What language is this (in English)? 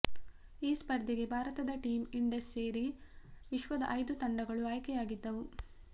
Kannada